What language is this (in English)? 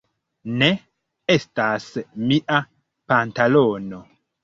Esperanto